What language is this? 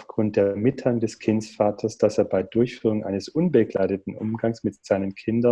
German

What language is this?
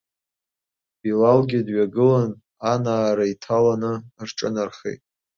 Abkhazian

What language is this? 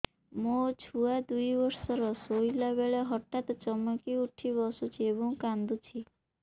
Odia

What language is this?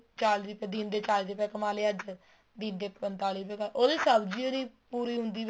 Punjabi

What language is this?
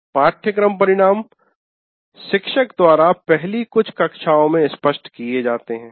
Hindi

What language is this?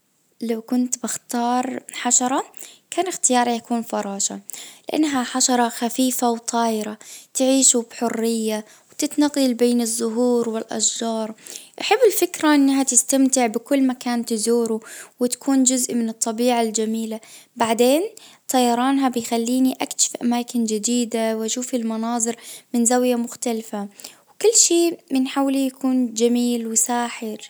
Najdi Arabic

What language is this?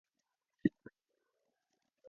Min Nan Chinese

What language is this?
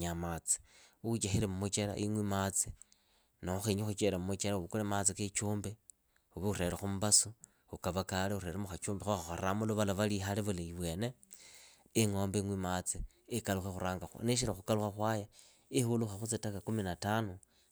Idakho-Isukha-Tiriki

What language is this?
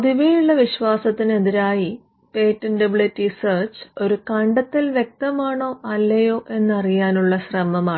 Malayalam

